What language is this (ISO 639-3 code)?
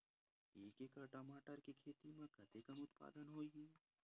hne